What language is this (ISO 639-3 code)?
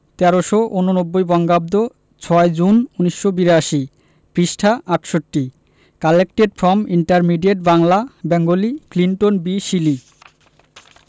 ben